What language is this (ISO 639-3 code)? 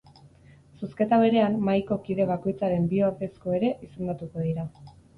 eus